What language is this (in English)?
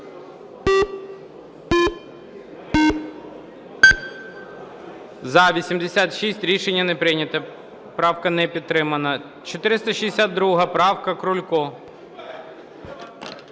Ukrainian